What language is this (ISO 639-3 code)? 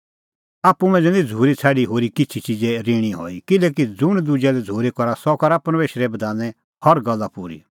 kfx